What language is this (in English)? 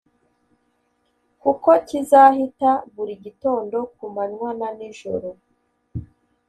Kinyarwanda